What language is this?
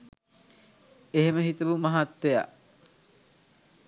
Sinhala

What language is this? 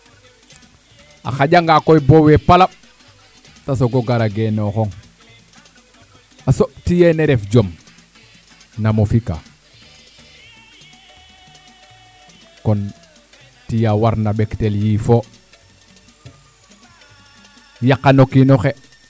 Serer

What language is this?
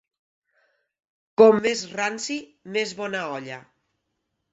Catalan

